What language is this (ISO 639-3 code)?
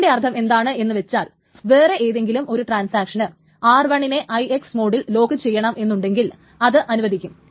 mal